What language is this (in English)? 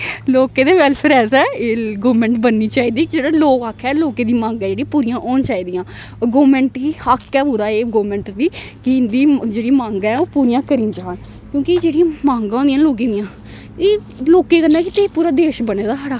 Dogri